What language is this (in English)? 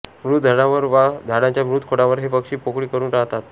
Marathi